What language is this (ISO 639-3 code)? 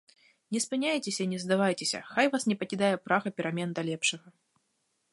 bel